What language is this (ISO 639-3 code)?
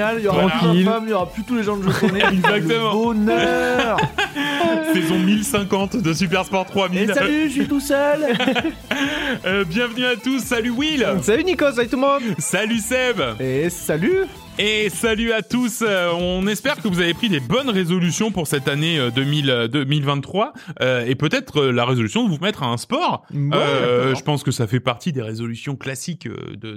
fra